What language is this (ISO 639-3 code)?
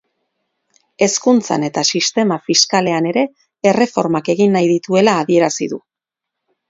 eus